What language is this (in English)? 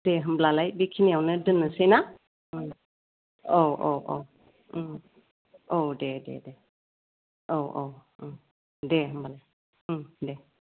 Bodo